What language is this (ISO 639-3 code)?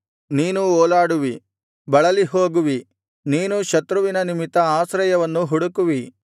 kan